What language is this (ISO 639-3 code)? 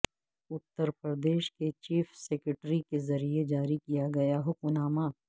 urd